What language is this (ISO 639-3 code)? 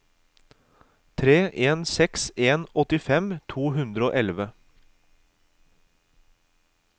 nor